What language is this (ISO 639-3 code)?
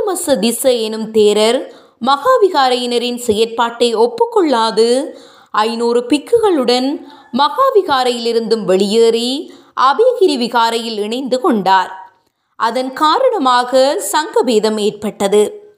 tam